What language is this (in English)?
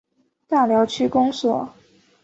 Chinese